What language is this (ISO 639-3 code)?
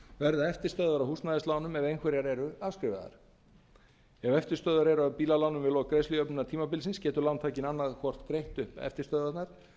isl